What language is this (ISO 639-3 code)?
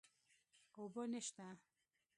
pus